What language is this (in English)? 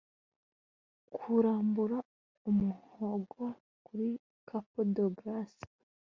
Kinyarwanda